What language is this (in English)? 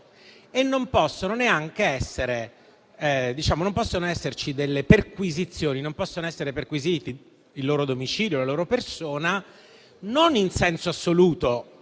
Italian